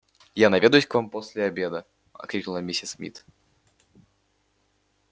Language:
Russian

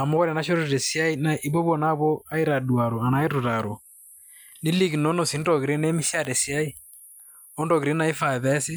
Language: Masai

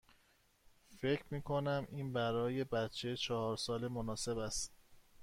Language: Persian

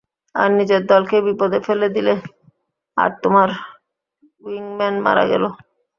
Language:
Bangla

